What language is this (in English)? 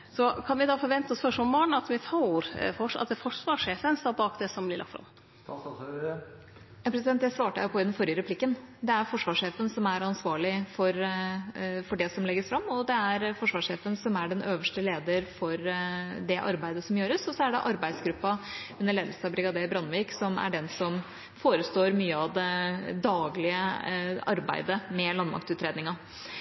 Norwegian